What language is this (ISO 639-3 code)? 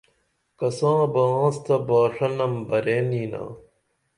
dml